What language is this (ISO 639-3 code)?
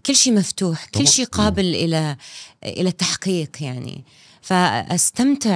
ara